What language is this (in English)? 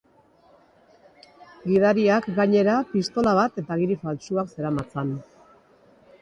Basque